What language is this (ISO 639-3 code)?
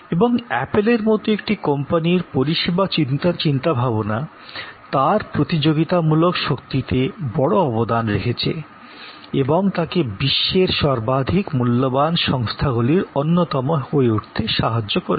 ben